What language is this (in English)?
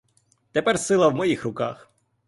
Ukrainian